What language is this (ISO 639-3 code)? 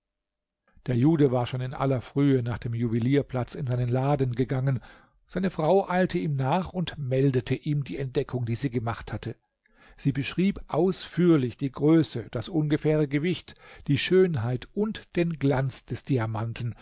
deu